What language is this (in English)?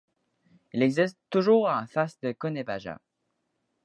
French